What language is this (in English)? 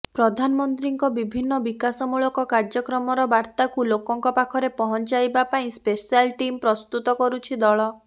Odia